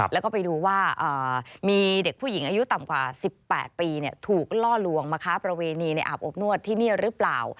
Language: Thai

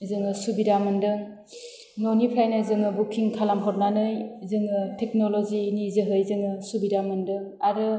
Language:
Bodo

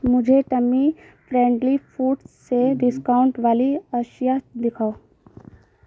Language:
Urdu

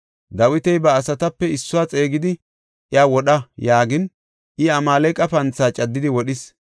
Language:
Gofa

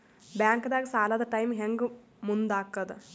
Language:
Kannada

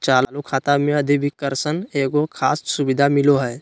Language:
Magahi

